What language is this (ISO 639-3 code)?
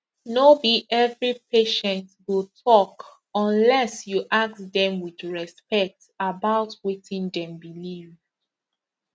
pcm